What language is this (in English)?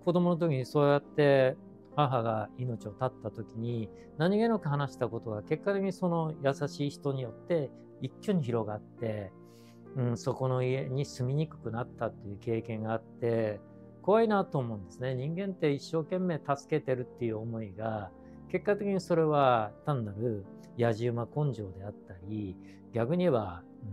Japanese